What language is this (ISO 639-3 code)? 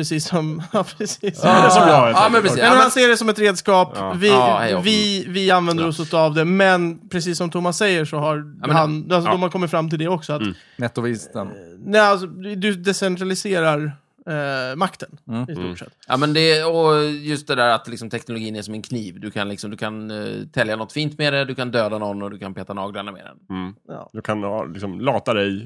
swe